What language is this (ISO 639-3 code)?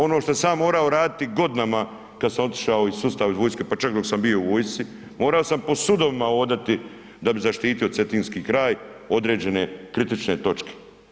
hrv